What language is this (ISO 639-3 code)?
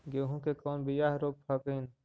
mag